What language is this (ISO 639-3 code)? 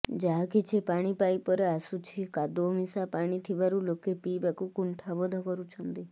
ori